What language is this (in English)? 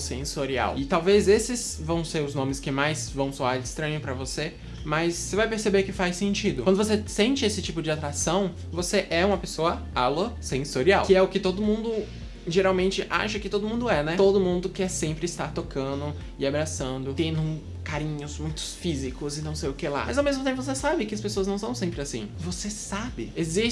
Portuguese